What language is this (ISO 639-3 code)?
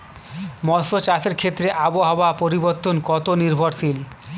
ben